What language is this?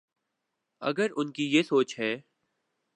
Urdu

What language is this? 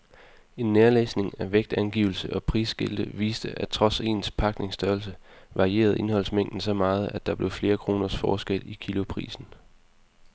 Danish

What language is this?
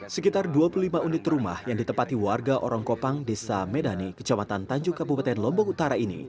Indonesian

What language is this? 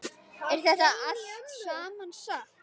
Icelandic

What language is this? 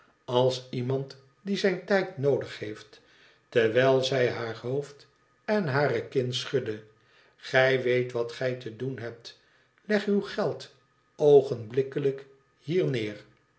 Dutch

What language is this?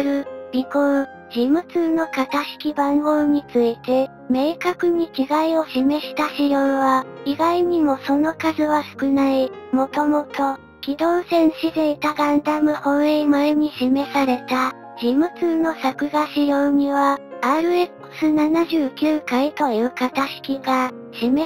Japanese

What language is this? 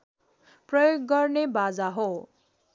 Nepali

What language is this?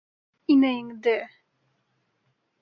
Bashkir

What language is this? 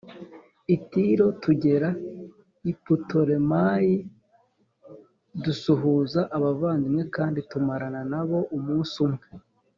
Kinyarwanda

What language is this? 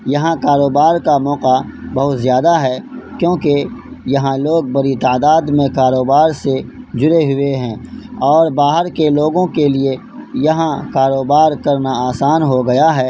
Urdu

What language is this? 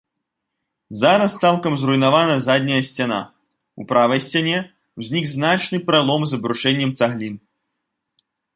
Belarusian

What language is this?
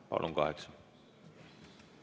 Estonian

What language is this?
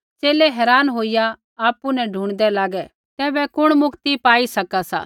Kullu Pahari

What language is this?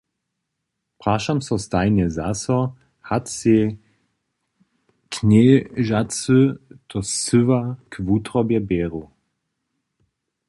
Upper Sorbian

